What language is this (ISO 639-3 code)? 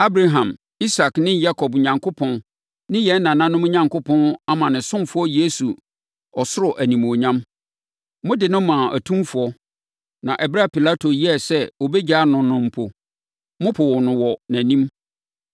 aka